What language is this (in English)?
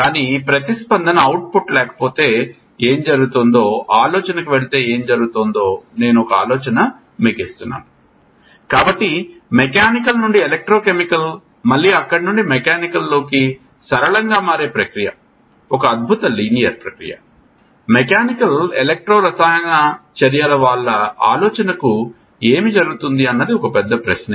Telugu